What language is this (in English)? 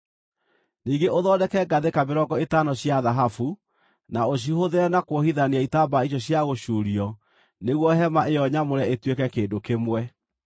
Kikuyu